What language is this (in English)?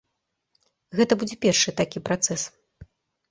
Belarusian